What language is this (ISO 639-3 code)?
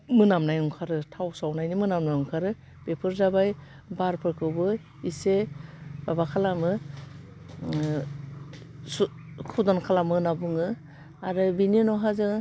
brx